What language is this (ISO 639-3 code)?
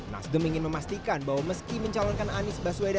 ind